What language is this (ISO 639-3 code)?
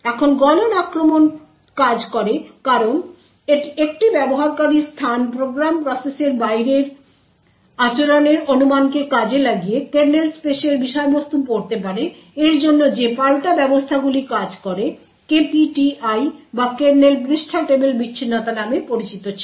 ben